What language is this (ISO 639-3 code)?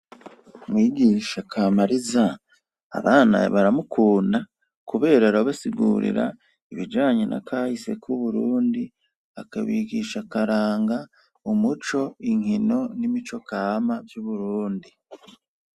run